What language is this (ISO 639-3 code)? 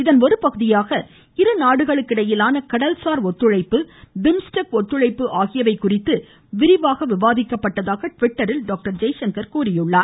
tam